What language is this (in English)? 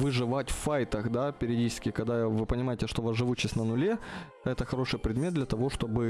Russian